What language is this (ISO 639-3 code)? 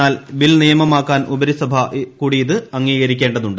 mal